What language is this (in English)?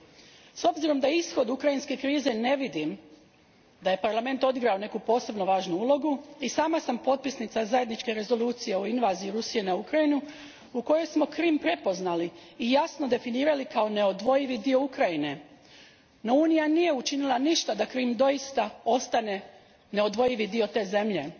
Croatian